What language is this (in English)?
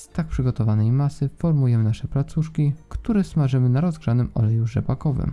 Polish